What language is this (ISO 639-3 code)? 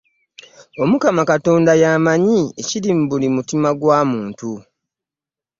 lug